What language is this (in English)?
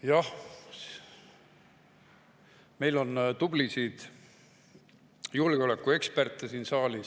Estonian